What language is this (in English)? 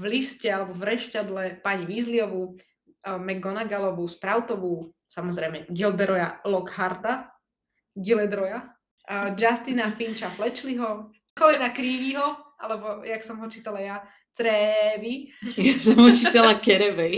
Slovak